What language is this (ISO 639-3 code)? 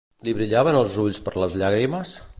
cat